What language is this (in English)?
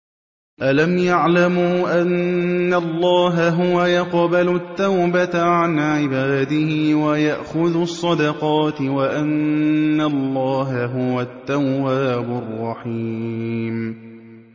Arabic